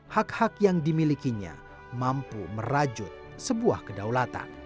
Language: Indonesian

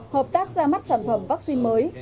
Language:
Vietnamese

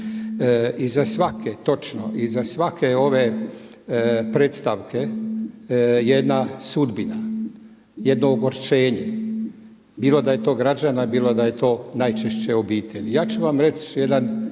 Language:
Croatian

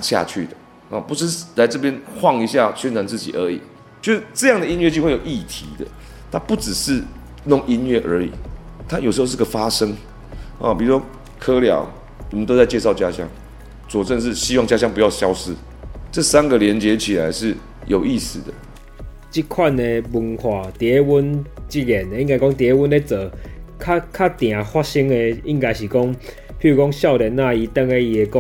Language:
Chinese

